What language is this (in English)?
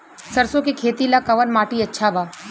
Bhojpuri